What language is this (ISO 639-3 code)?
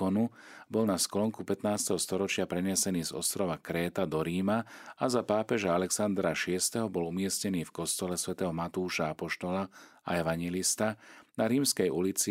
slk